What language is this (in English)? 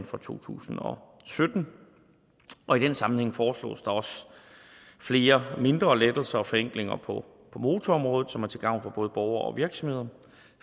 Danish